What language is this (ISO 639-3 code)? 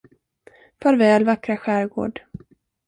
swe